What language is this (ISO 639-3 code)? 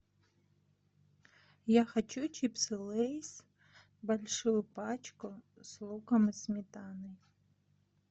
rus